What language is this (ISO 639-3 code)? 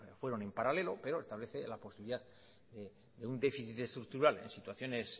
spa